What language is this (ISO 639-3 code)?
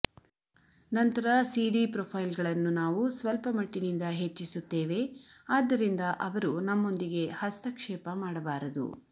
kan